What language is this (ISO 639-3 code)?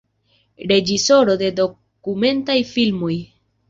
epo